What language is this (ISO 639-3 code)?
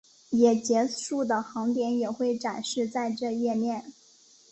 zho